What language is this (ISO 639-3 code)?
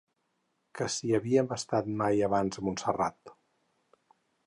cat